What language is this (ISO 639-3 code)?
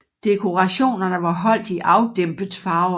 dan